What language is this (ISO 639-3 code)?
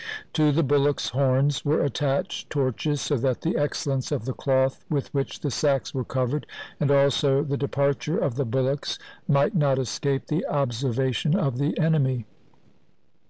eng